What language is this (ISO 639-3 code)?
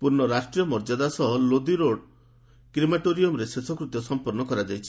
ori